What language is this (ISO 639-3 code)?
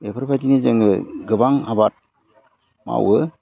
brx